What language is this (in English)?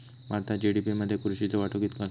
Marathi